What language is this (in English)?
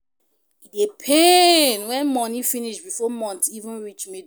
Nigerian Pidgin